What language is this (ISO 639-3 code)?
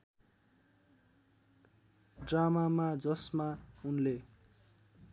nep